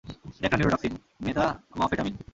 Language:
Bangla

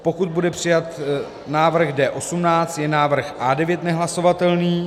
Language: Czech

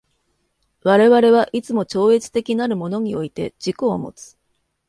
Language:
Japanese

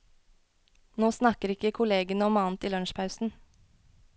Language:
Norwegian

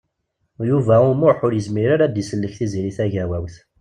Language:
Kabyle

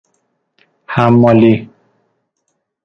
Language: Persian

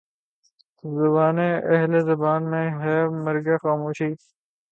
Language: Urdu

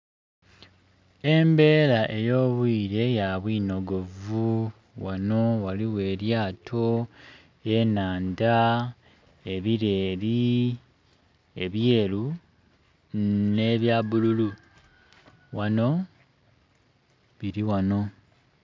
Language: Soga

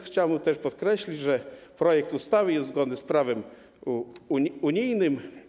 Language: Polish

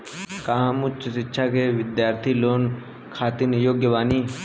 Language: Bhojpuri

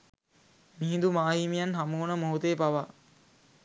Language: Sinhala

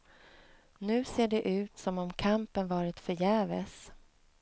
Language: Swedish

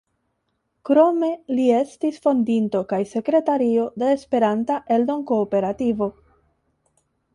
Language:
Esperanto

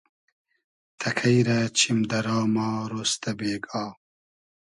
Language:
Hazaragi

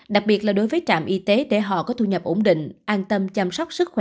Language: Vietnamese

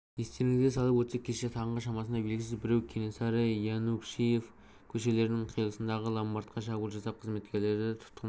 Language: Kazakh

